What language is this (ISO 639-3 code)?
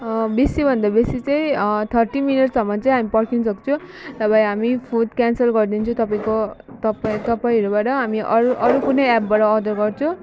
nep